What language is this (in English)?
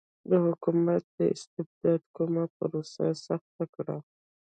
Pashto